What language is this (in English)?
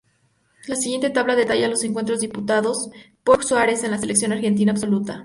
Spanish